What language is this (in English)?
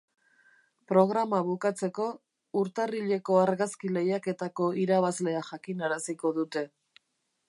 Basque